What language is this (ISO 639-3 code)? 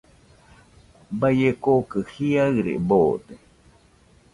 hux